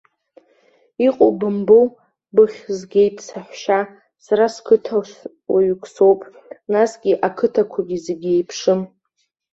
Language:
Abkhazian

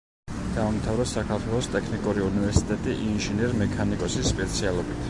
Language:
Georgian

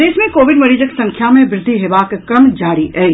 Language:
Maithili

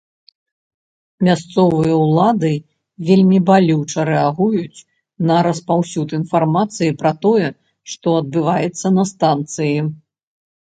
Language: Belarusian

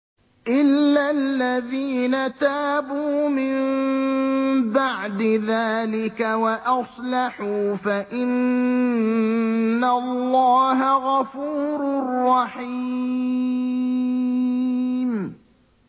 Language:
Arabic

